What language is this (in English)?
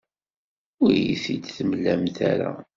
Kabyle